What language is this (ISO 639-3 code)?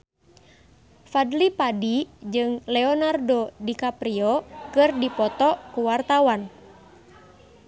sun